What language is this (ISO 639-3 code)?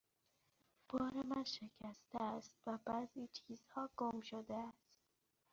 fas